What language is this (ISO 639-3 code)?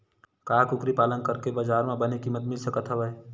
hne